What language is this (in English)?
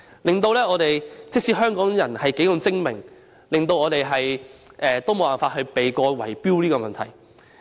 Cantonese